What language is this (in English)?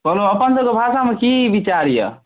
Maithili